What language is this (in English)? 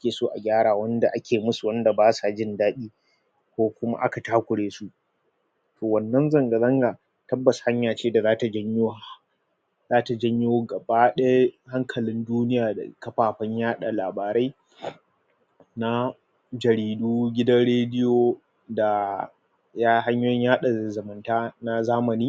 Hausa